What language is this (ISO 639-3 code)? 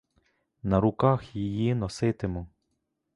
ukr